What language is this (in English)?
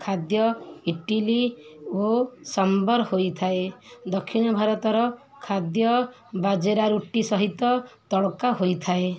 Odia